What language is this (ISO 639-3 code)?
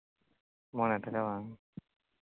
sat